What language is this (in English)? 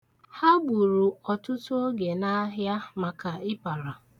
Igbo